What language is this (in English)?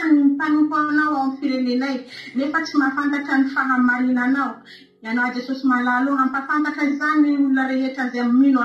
Italian